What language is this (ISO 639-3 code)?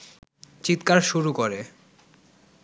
ben